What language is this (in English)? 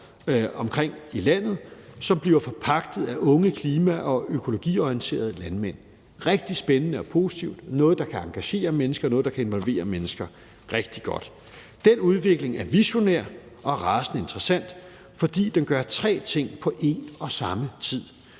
Danish